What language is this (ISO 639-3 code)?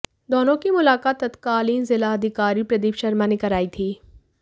hin